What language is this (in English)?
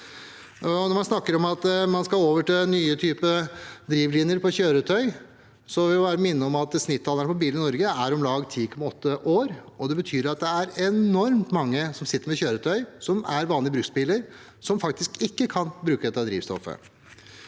Norwegian